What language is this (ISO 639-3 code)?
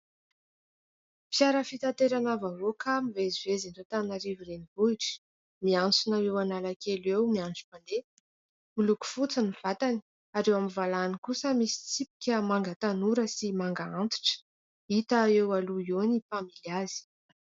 mlg